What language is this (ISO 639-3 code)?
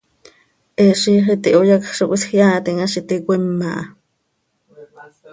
sei